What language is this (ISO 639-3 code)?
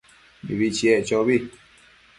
mcf